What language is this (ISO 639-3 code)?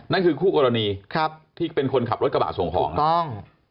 tha